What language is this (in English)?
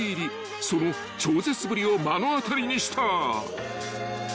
Japanese